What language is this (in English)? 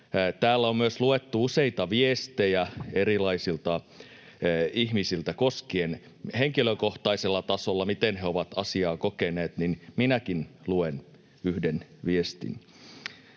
Finnish